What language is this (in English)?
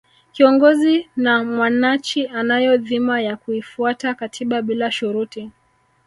Swahili